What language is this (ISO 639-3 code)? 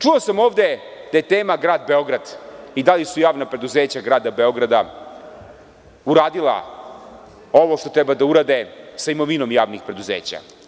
srp